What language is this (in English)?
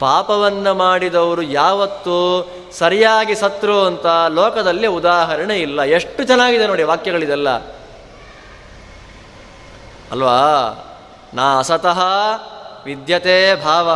Kannada